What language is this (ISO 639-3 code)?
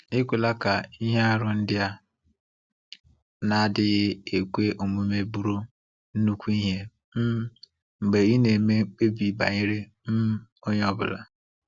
ibo